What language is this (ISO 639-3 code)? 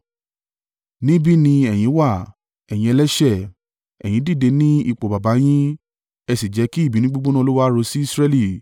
yor